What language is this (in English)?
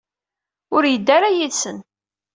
Kabyle